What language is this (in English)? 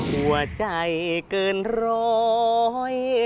Thai